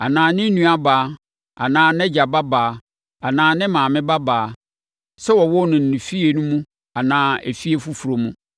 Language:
Akan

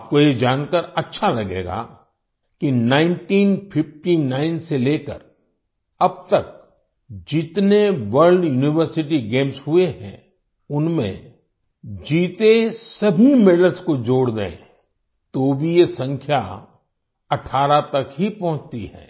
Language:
Hindi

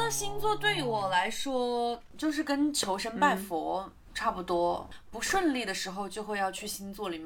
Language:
Chinese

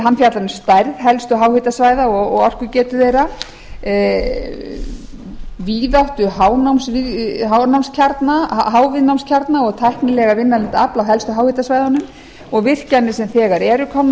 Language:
Icelandic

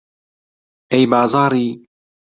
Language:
Central Kurdish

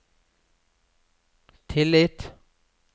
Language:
Norwegian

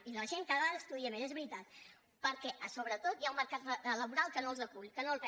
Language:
Catalan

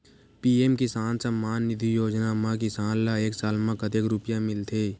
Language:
Chhattisgarhi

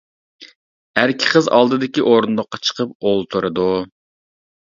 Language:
Uyghur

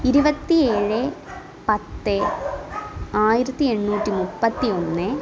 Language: Malayalam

